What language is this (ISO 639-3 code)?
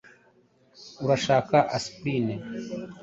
kin